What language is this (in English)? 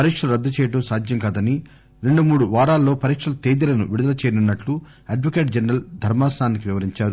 Telugu